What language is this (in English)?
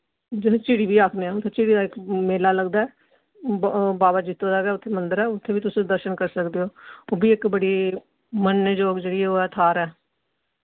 Dogri